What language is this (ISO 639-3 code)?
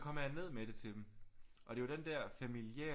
dan